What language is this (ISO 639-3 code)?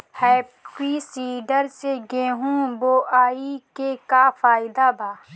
bho